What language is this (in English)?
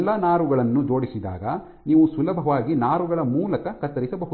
Kannada